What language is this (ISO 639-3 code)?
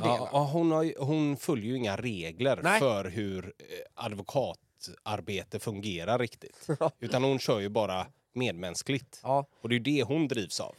swe